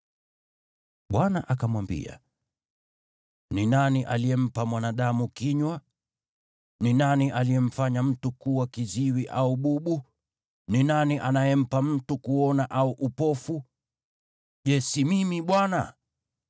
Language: Swahili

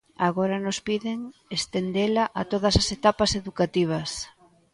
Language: Galician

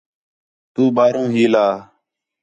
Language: Khetrani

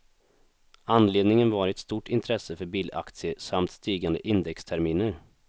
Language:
Swedish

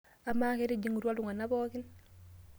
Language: Masai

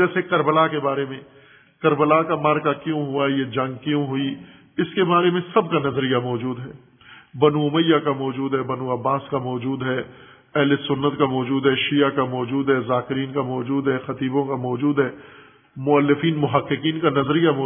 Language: Urdu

